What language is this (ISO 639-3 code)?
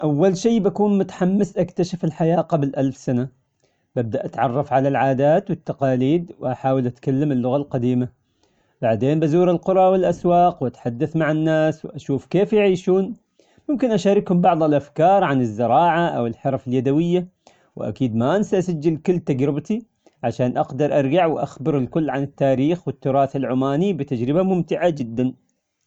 acx